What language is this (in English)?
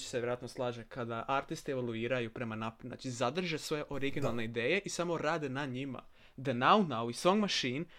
Croatian